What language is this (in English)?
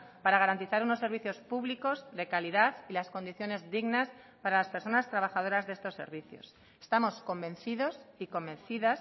Spanish